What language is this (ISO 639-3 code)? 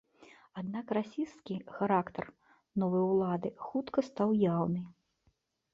bel